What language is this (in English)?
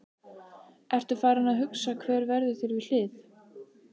Icelandic